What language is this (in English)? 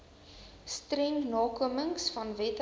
Afrikaans